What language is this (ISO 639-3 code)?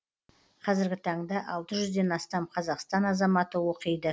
kaz